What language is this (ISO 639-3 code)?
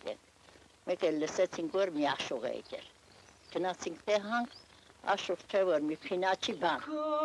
ron